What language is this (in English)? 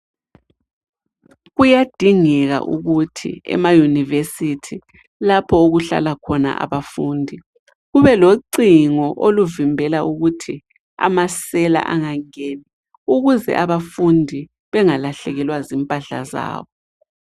North Ndebele